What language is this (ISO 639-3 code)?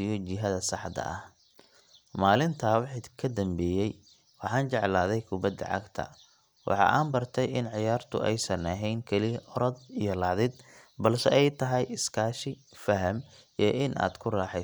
som